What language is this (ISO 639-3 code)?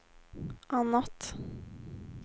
swe